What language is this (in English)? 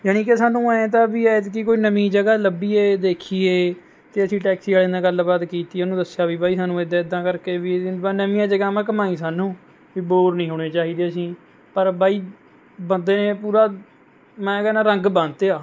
Punjabi